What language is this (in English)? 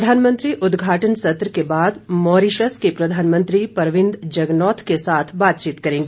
Hindi